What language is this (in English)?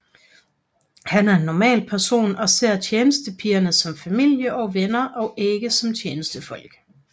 Danish